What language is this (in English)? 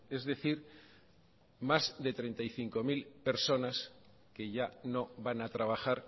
Spanish